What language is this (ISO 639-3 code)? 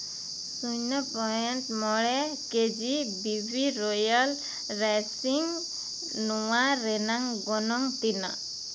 sat